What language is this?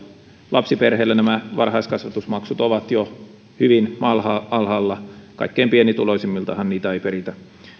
Finnish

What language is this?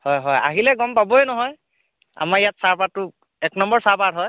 Assamese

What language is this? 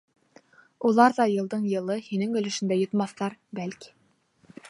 Bashkir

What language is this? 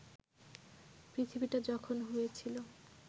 Bangla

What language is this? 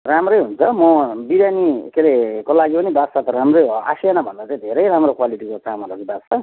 Nepali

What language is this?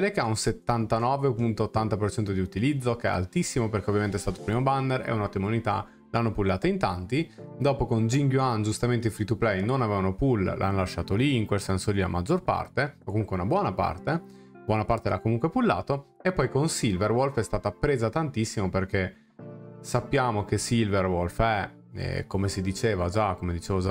Italian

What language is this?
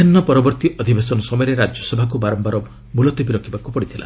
Odia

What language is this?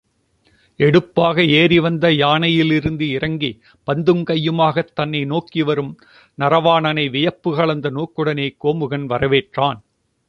Tamil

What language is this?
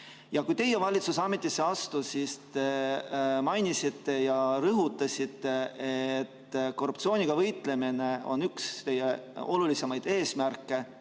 Estonian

